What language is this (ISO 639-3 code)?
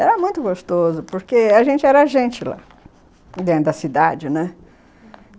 por